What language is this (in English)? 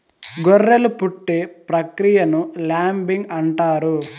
Telugu